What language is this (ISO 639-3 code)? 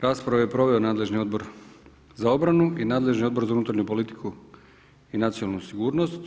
hrv